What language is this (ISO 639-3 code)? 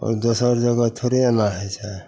mai